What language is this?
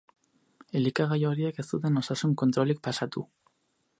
Basque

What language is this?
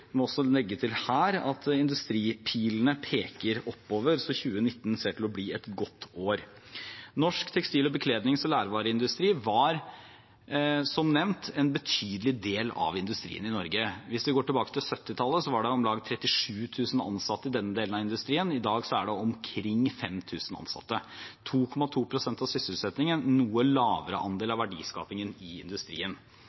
Norwegian Bokmål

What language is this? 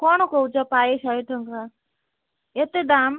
Odia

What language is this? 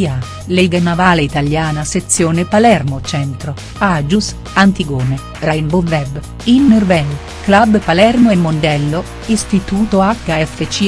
Italian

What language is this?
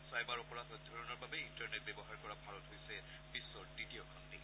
Assamese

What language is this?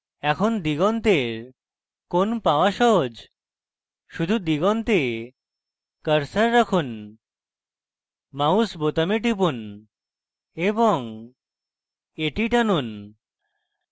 Bangla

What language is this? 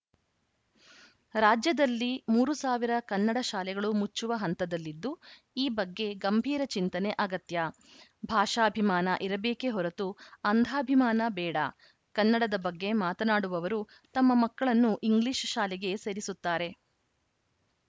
Kannada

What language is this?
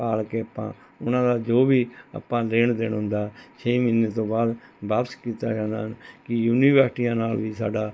Punjabi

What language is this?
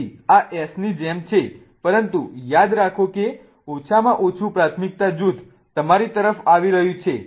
Gujarati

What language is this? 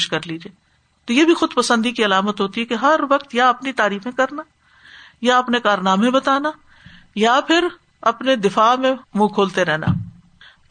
Urdu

